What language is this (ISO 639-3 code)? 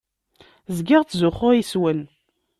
kab